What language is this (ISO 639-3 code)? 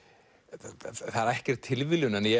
isl